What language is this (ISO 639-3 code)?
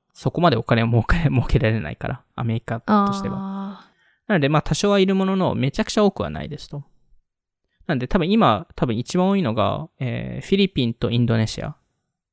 jpn